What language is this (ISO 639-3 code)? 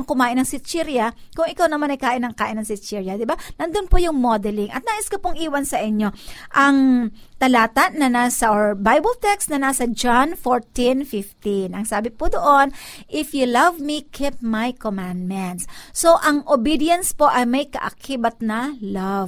fil